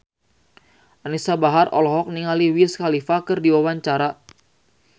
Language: Sundanese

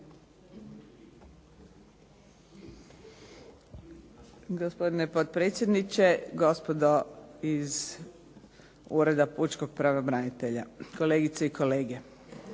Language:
Croatian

